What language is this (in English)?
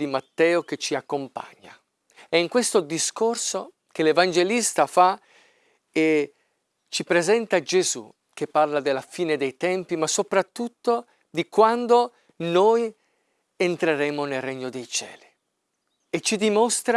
Italian